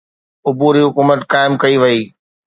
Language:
Sindhi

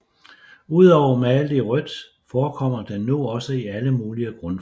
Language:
Danish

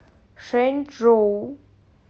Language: Russian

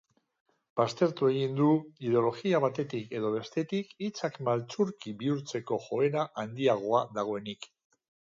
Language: Basque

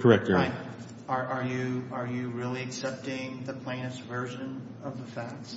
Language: English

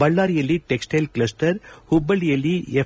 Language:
Kannada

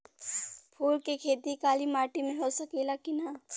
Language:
Bhojpuri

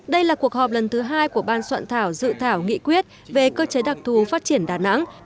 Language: Vietnamese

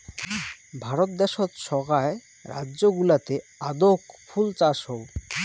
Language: Bangla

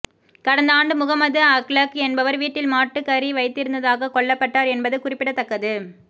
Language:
Tamil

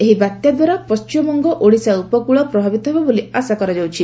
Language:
Odia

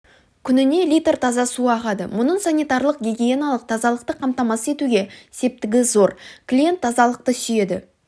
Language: Kazakh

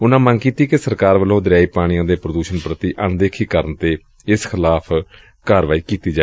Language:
Punjabi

